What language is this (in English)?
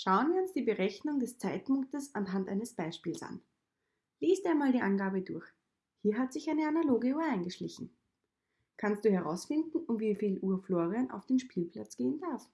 German